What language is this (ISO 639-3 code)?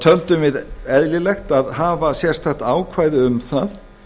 isl